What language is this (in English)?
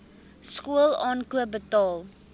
Afrikaans